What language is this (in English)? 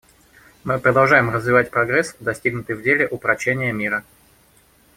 Russian